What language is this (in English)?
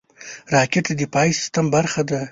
Pashto